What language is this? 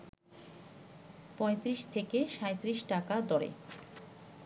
Bangla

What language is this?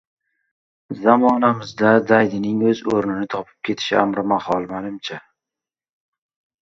Uzbek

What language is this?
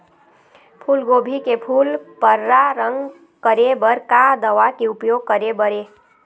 Chhattisgarhi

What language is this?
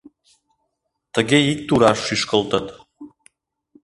Mari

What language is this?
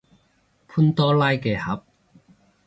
Cantonese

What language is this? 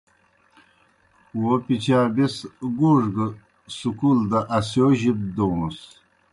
Kohistani Shina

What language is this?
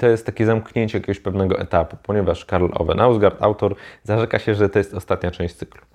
Polish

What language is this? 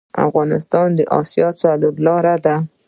Pashto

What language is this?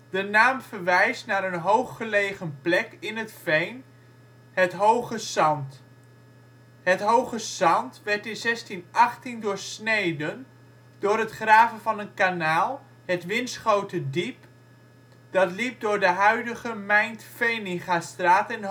Dutch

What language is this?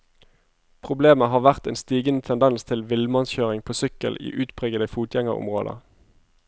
Norwegian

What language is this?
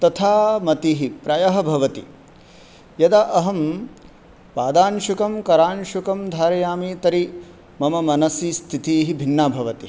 Sanskrit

